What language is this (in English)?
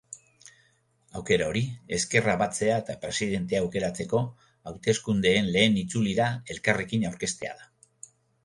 Basque